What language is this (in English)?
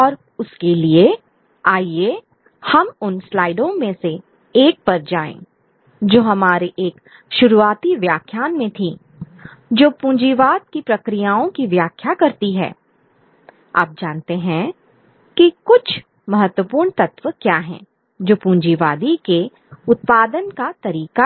Hindi